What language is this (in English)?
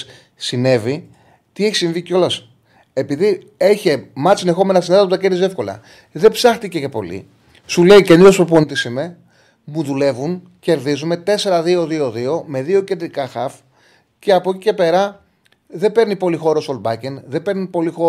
Greek